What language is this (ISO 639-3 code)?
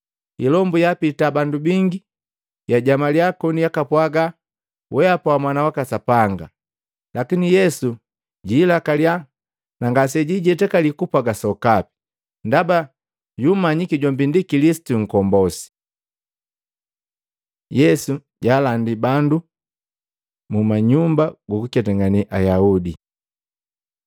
mgv